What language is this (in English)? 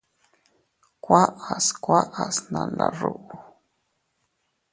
Teutila Cuicatec